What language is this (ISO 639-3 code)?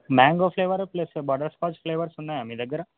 tel